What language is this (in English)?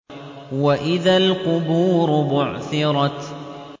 Arabic